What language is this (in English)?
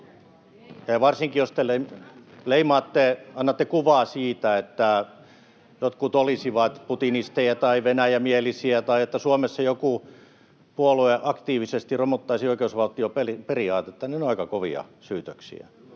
Finnish